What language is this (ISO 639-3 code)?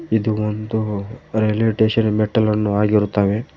kan